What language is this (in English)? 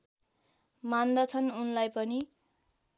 Nepali